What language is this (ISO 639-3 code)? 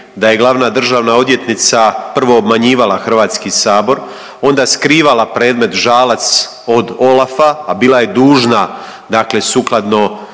hrv